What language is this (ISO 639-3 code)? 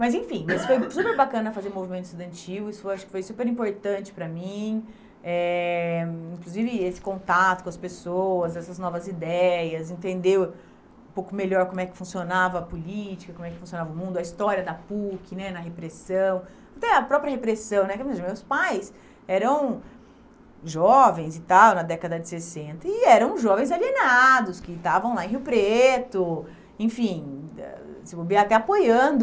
por